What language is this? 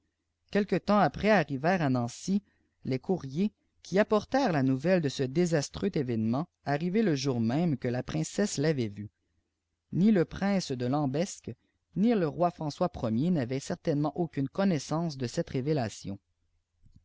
French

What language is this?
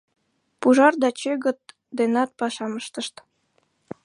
Mari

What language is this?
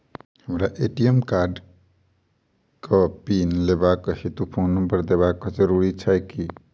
Maithili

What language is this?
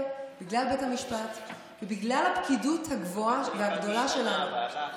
Hebrew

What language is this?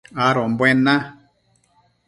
Matsés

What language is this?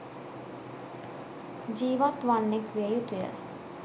Sinhala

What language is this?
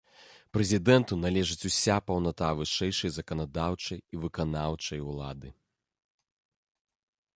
Belarusian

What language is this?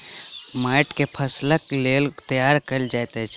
Maithili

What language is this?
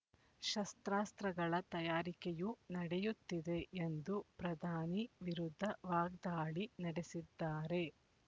Kannada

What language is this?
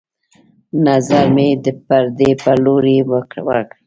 Pashto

